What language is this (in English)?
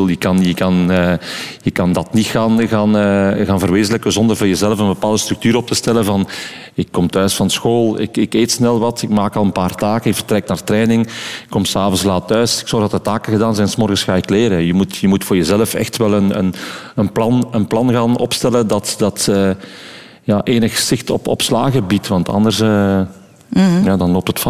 Dutch